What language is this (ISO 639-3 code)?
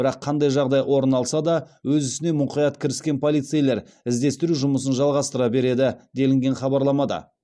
kaz